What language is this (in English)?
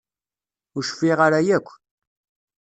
Kabyle